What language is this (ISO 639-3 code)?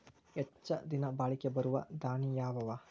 kan